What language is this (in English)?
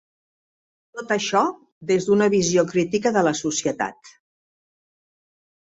Catalan